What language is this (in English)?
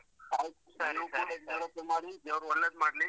Kannada